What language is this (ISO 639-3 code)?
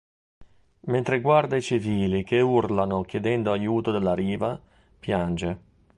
ita